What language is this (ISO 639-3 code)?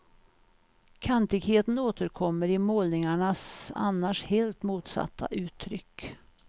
swe